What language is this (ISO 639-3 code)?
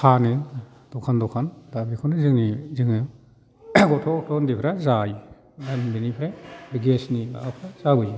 brx